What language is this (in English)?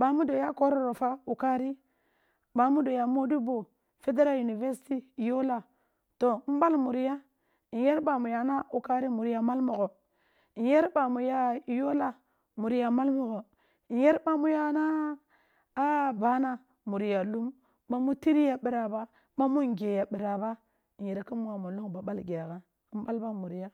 Kulung (Nigeria)